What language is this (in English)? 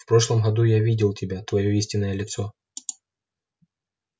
Russian